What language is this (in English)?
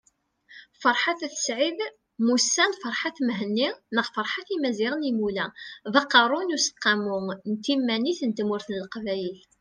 Kabyle